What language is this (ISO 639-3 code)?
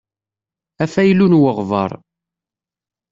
kab